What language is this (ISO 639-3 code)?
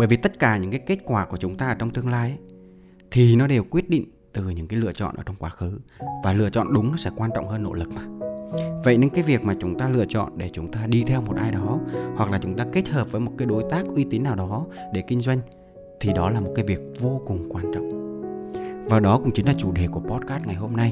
vie